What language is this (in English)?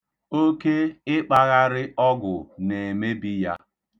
Igbo